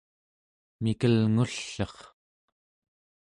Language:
Central Yupik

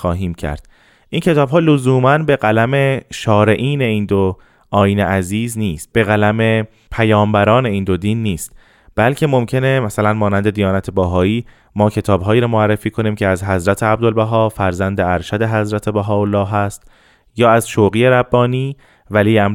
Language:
Persian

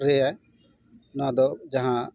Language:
Santali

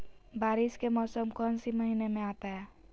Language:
Magahi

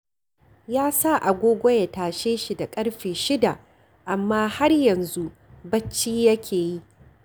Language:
Hausa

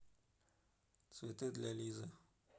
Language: Russian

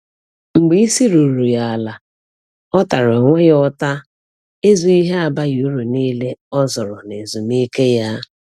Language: Igbo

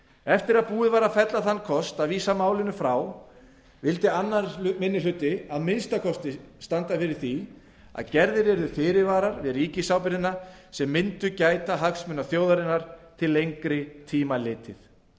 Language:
Icelandic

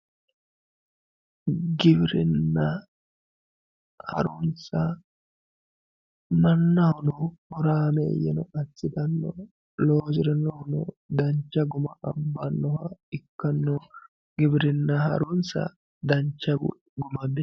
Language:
Sidamo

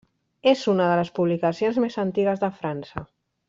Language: Catalan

